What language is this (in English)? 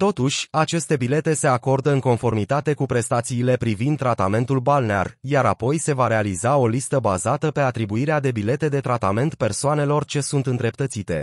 Romanian